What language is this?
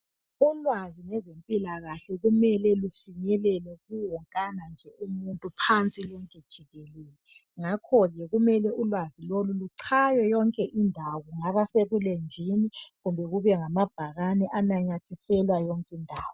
North Ndebele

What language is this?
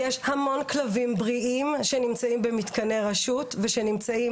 Hebrew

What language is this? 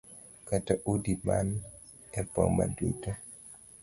Luo (Kenya and Tanzania)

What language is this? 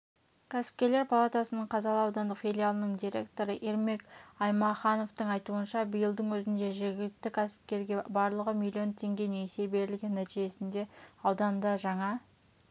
Kazakh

